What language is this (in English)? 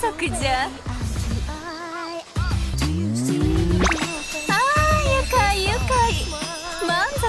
Japanese